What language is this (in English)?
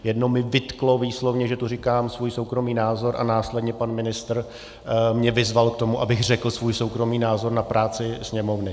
Czech